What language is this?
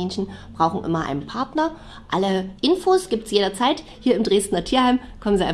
German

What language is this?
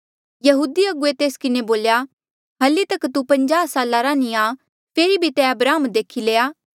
Mandeali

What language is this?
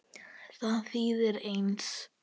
Icelandic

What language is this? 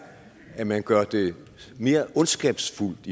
Danish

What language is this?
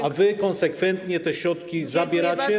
Polish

